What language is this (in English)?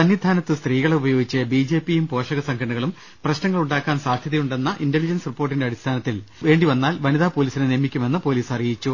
Malayalam